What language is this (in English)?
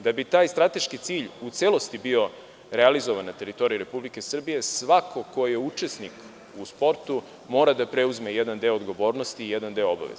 Serbian